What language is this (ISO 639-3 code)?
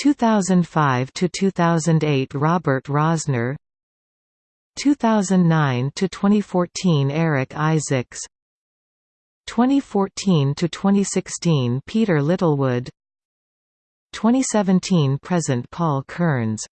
eng